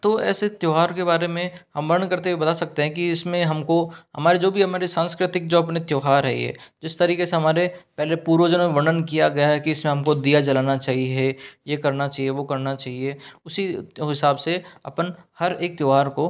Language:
Hindi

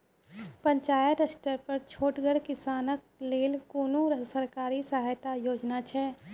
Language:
Maithili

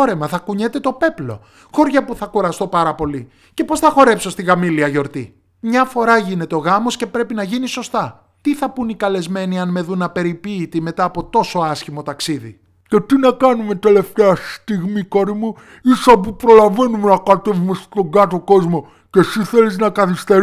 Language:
Greek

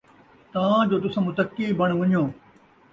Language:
Saraiki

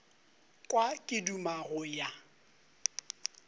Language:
Northern Sotho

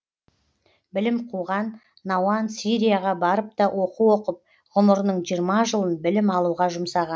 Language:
Kazakh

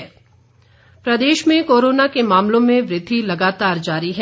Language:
Hindi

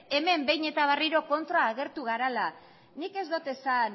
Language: Basque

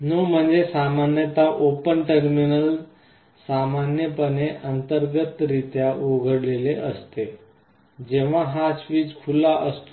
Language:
Marathi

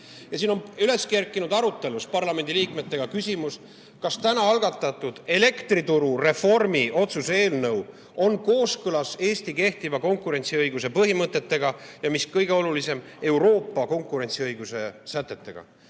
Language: Estonian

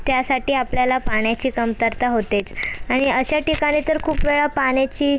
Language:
Marathi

